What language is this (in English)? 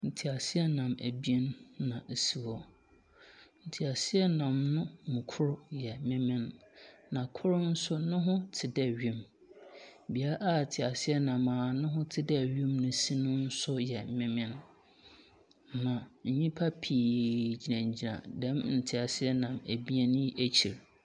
Akan